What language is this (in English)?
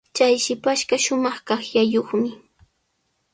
Sihuas Ancash Quechua